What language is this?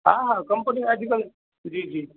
Sindhi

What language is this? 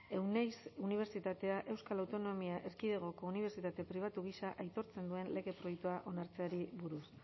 Basque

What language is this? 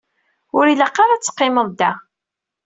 Kabyle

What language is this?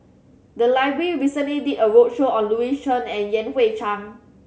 English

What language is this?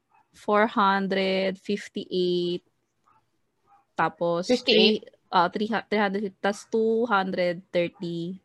Filipino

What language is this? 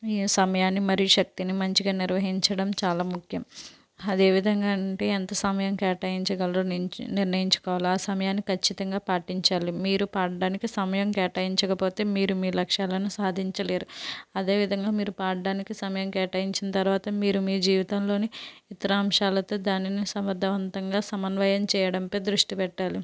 Telugu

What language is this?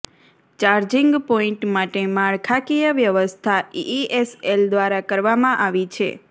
Gujarati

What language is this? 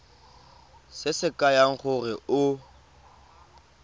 Tswana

